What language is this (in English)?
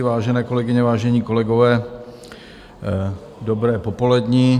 Czech